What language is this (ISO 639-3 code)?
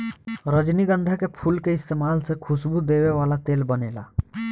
bho